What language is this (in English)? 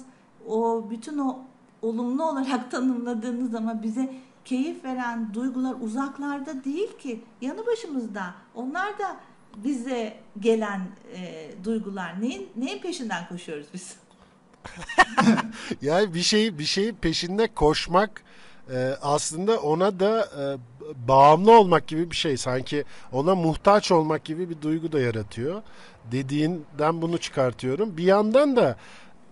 Turkish